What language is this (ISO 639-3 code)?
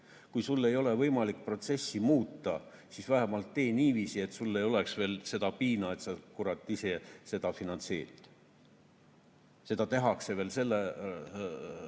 est